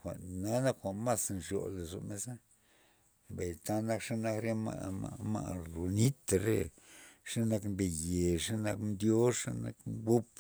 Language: Loxicha Zapotec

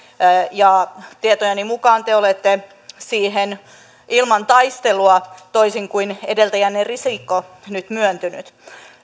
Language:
Finnish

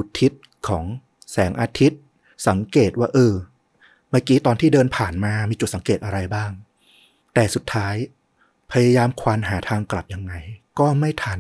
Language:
Thai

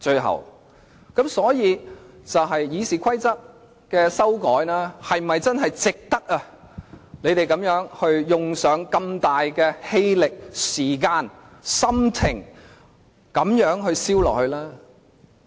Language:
Cantonese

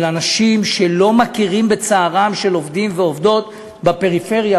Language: Hebrew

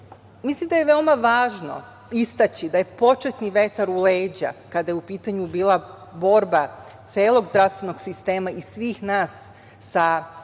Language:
Serbian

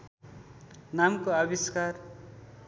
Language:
Nepali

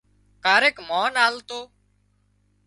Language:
Wadiyara Koli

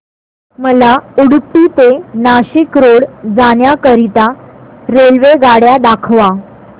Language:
Marathi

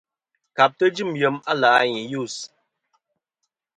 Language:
Kom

